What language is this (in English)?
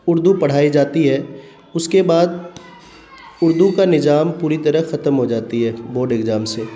Urdu